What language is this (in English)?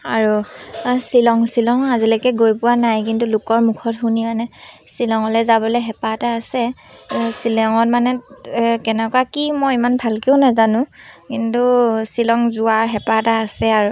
Assamese